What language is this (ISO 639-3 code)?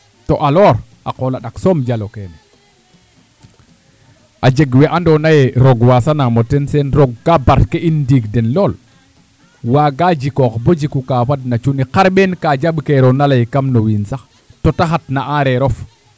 srr